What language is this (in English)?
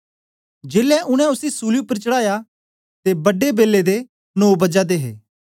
Dogri